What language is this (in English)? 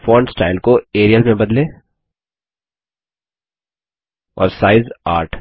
Hindi